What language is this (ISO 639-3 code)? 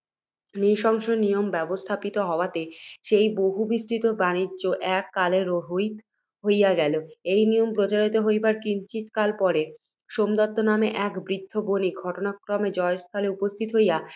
ben